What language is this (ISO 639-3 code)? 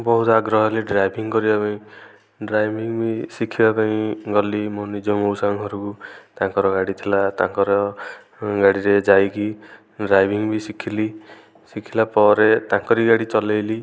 ori